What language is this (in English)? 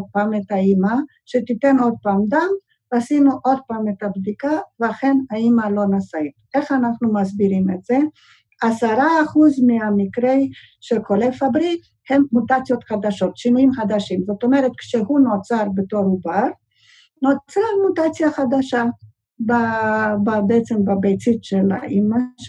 Hebrew